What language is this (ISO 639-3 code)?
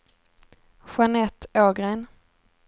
swe